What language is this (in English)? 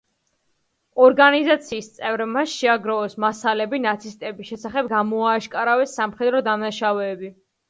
Georgian